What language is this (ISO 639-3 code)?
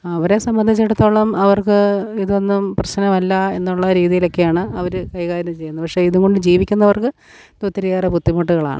mal